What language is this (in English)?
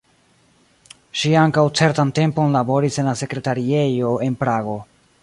Esperanto